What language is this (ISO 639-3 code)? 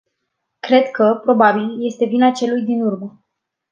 ron